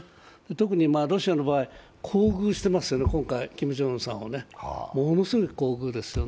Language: Japanese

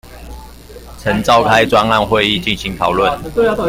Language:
Chinese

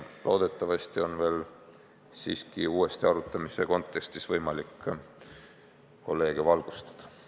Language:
Estonian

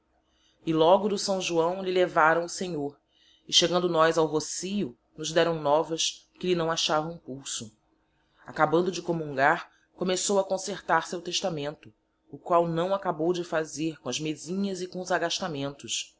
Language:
Portuguese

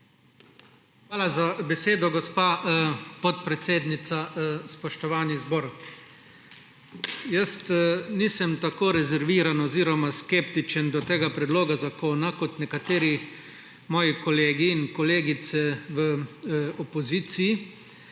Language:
Slovenian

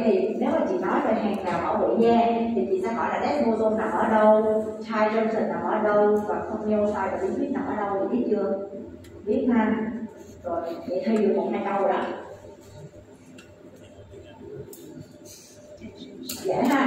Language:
Vietnamese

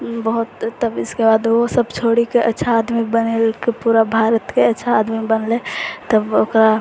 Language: Maithili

